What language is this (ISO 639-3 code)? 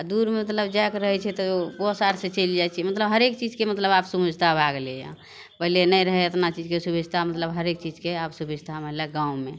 mai